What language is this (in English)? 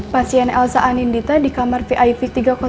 Indonesian